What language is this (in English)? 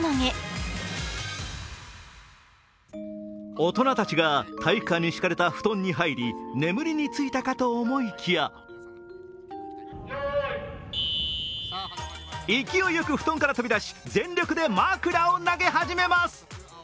Japanese